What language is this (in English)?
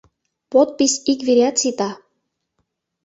Mari